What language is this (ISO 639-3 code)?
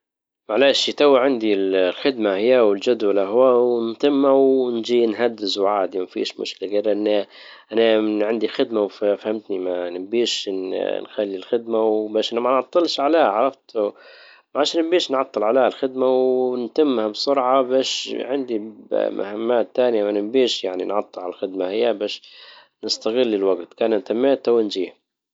ayl